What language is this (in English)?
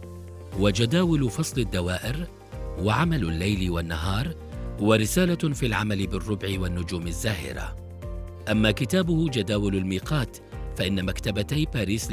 Arabic